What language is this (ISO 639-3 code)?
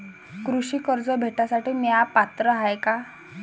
mar